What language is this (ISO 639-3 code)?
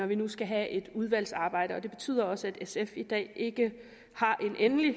dan